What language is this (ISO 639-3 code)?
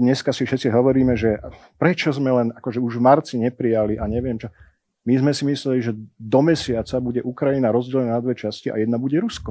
slk